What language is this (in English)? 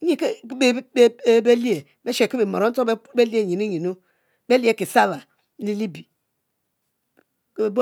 Mbe